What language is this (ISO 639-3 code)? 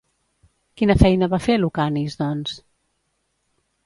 cat